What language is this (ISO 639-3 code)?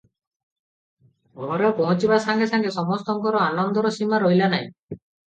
ori